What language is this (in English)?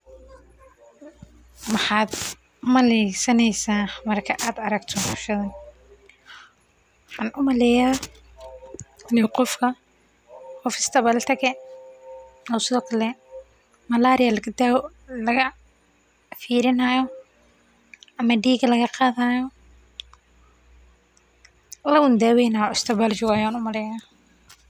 Somali